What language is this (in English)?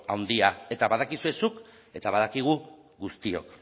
Basque